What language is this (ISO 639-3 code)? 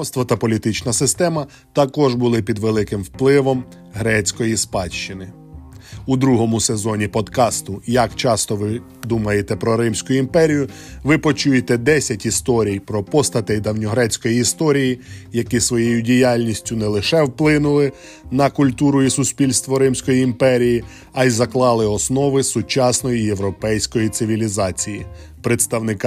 ukr